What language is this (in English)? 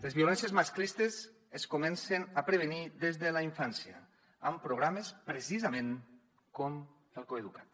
Catalan